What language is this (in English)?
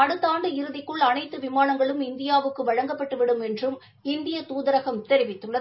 Tamil